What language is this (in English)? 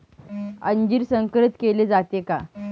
Marathi